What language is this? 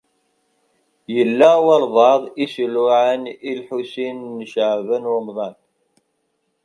Kabyle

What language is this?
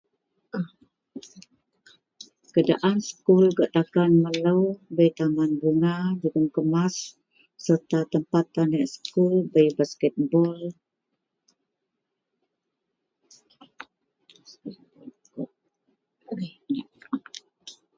Central Melanau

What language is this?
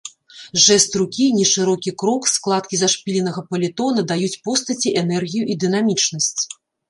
Belarusian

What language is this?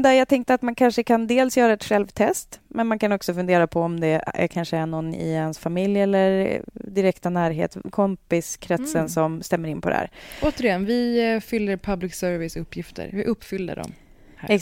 Swedish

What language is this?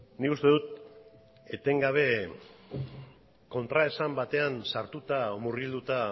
Basque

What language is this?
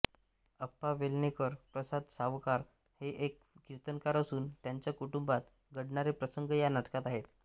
Marathi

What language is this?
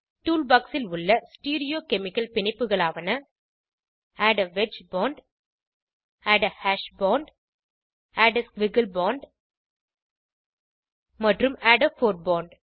Tamil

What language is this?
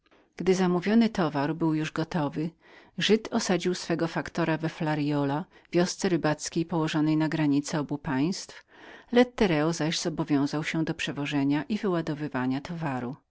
Polish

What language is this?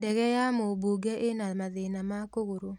Kikuyu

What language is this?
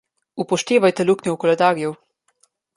Slovenian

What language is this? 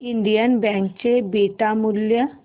Marathi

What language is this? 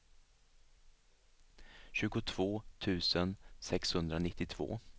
Swedish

